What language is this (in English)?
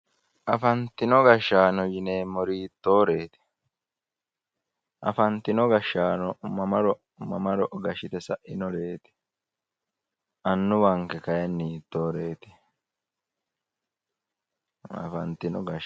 Sidamo